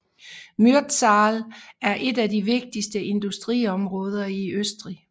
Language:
Danish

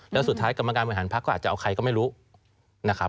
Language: Thai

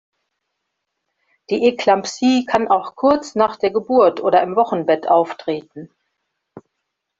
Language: German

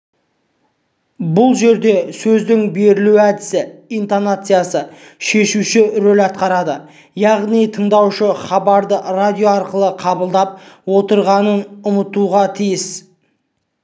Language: Kazakh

